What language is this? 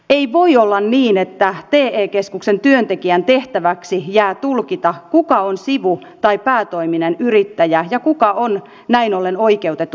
Finnish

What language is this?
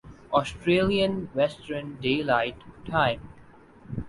Urdu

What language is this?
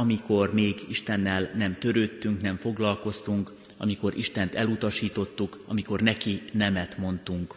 Hungarian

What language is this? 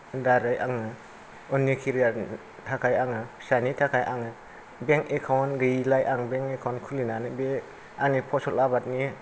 Bodo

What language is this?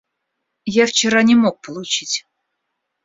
Russian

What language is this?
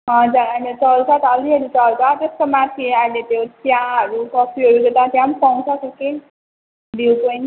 Nepali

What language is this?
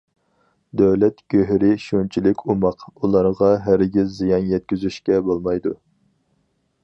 Uyghur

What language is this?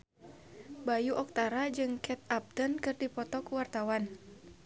Sundanese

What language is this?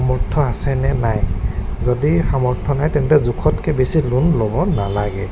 Assamese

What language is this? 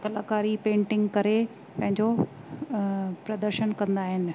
Sindhi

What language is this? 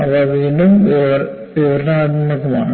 Malayalam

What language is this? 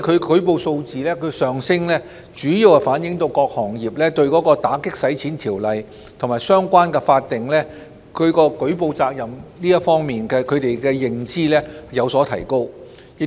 Cantonese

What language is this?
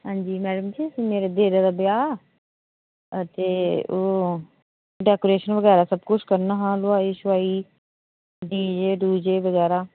Dogri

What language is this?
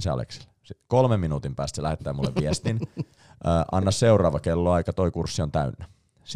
Finnish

